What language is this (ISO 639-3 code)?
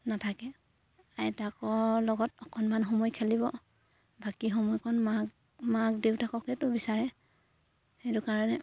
asm